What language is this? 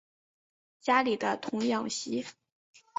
Chinese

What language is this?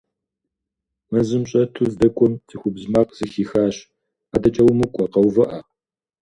Kabardian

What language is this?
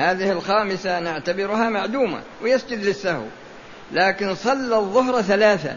Arabic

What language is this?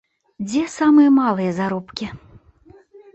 Belarusian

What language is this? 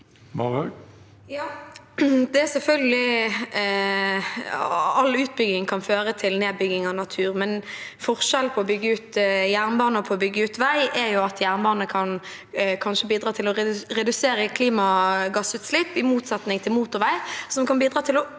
Norwegian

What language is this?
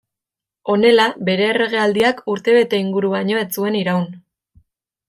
Basque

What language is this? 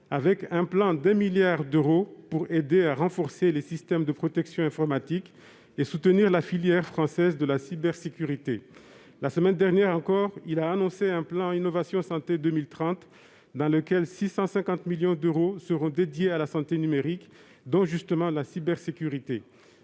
French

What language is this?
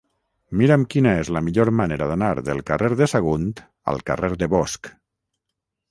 Catalan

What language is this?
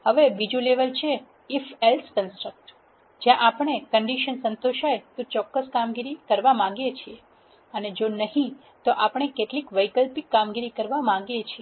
Gujarati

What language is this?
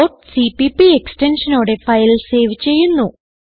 Malayalam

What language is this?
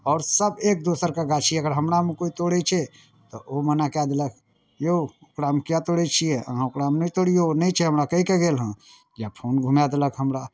Maithili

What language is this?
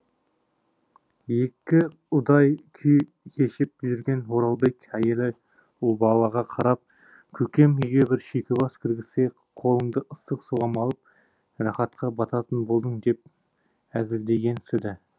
Kazakh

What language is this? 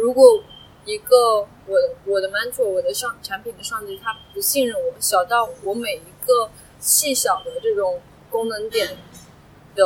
Chinese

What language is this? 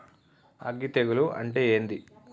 Telugu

